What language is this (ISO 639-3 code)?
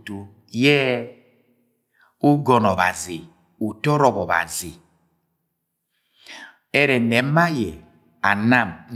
yay